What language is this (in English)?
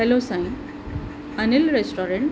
Sindhi